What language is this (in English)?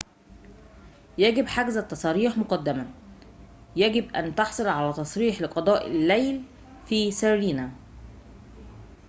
Arabic